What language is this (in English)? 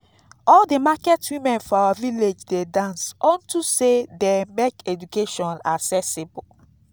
Nigerian Pidgin